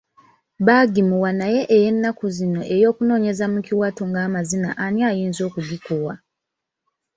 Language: Ganda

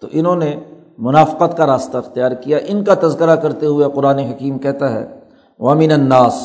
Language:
Urdu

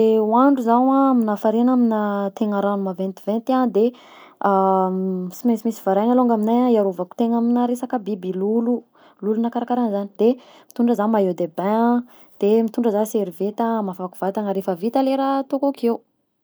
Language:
Southern Betsimisaraka Malagasy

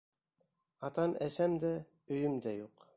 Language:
Bashkir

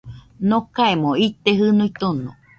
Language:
Nüpode Huitoto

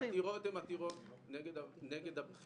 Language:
Hebrew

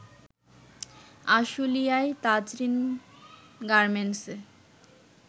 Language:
Bangla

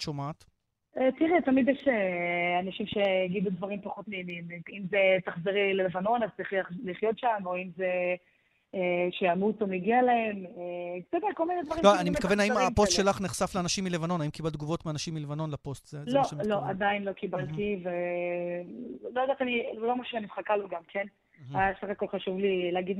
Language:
Hebrew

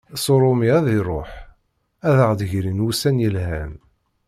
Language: Kabyle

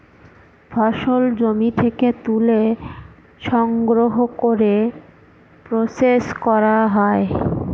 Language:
Bangla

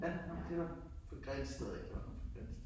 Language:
Danish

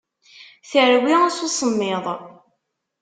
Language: Kabyle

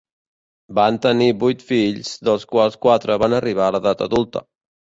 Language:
Catalan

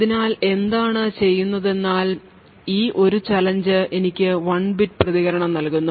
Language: Malayalam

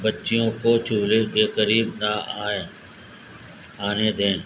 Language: Urdu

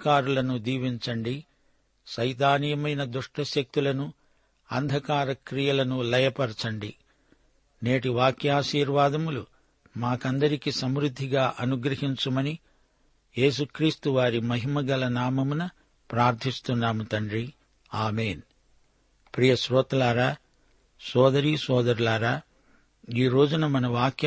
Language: Telugu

